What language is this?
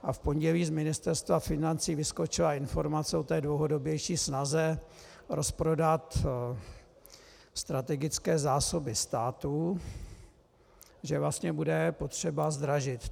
Czech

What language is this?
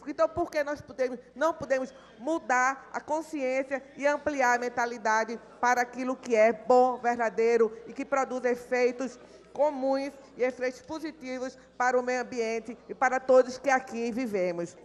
Portuguese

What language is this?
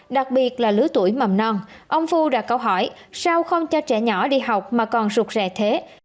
Vietnamese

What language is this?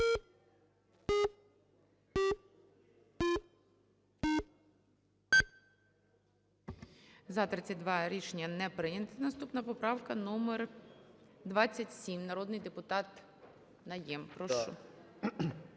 Ukrainian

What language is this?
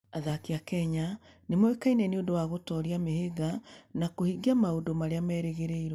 Kikuyu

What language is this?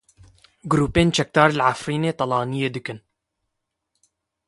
Kurdish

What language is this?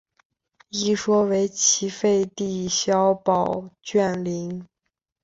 Chinese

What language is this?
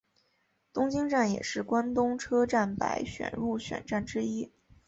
Chinese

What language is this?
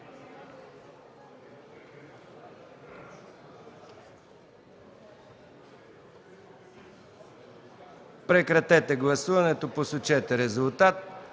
Bulgarian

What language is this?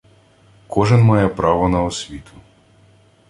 Ukrainian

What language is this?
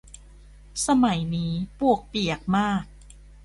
Thai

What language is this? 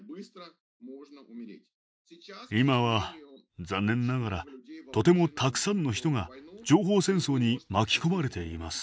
Japanese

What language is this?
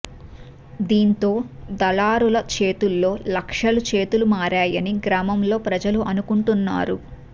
Telugu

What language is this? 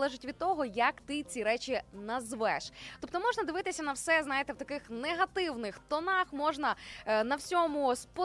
Ukrainian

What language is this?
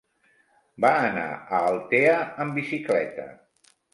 Catalan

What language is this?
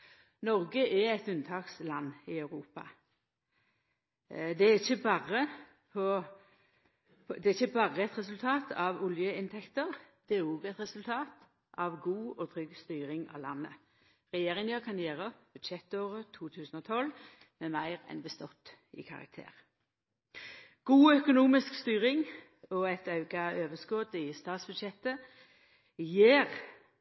Norwegian Nynorsk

